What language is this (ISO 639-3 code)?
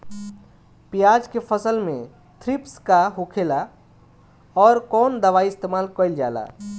bho